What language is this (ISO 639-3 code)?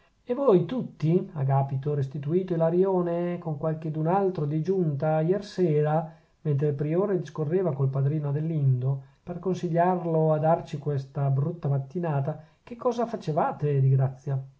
ita